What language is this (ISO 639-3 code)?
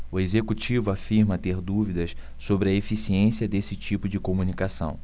por